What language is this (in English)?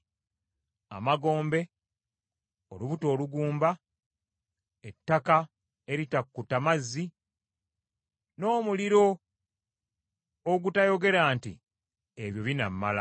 Ganda